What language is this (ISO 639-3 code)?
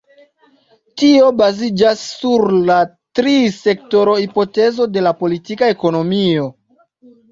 epo